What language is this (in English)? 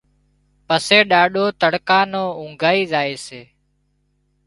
Wadiyara Koli